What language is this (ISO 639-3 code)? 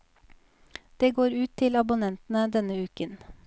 nor